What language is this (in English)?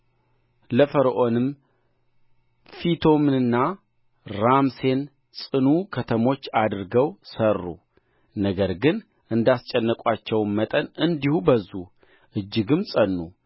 Amharic